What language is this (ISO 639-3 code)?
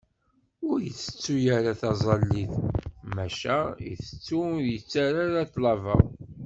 kab